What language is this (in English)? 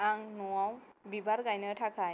Bodo